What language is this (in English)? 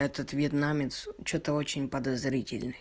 Russian